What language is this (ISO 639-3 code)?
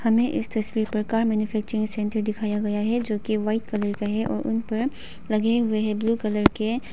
hin